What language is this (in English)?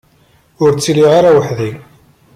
Kabyle